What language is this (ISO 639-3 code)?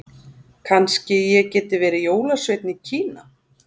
isl